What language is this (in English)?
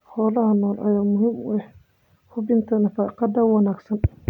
Somali